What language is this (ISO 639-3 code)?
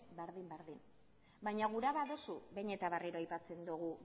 eus